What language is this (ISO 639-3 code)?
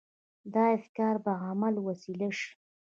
pus